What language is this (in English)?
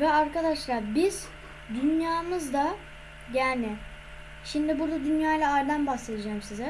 Turkish